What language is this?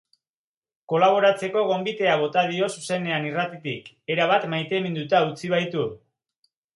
Basque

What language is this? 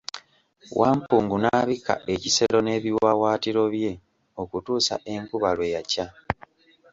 Ganda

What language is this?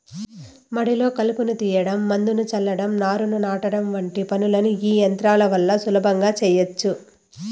Telugu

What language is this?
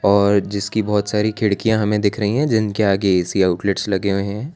Hindi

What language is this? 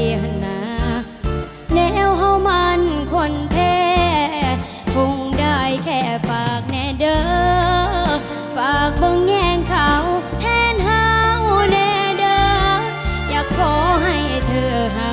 Thai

